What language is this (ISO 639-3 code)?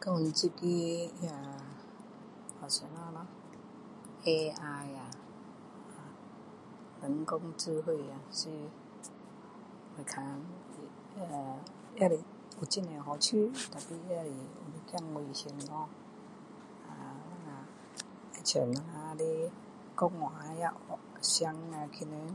cdo